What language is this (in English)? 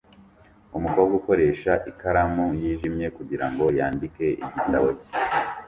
Kinyarwanda